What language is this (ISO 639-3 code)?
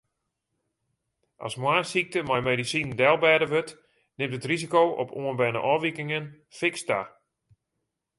fry